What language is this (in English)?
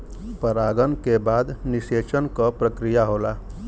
Bhojpuri